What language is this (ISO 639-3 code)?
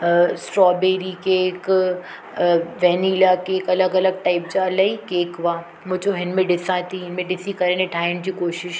snd